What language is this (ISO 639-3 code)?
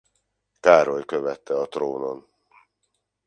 hun